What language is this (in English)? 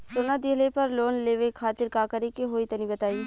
Bhojpuri